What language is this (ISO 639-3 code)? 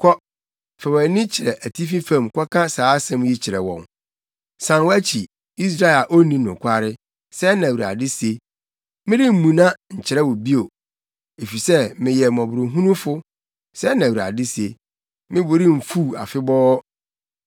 aka